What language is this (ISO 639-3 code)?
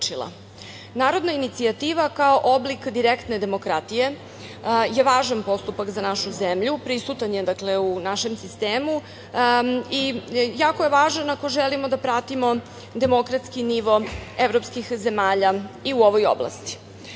srp